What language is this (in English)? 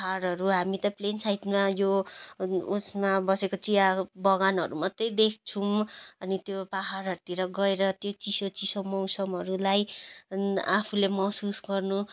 Nepali